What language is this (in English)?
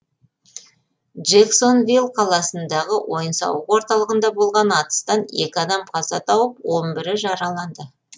Kazakh